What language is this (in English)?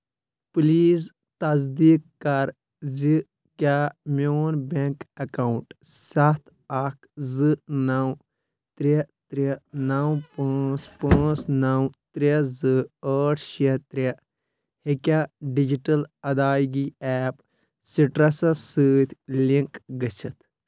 Kashmiri